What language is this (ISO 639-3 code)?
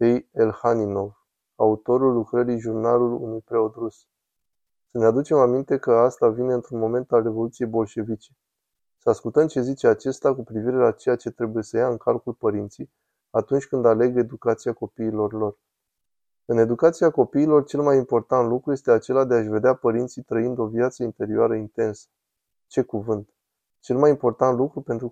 ron